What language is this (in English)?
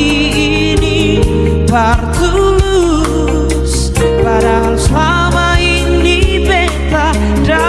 Indonesian